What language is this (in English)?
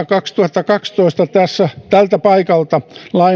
Finnish